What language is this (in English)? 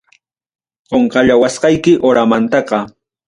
Ayacucho Quechua